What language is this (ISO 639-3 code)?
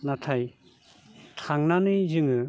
brx